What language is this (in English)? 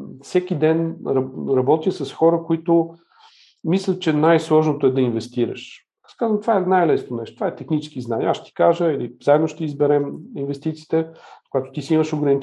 Bulgarian